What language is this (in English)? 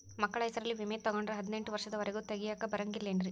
Kannada